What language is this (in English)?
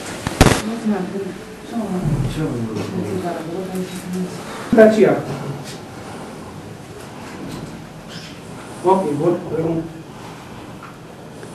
Romanian